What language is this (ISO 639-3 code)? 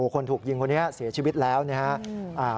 tha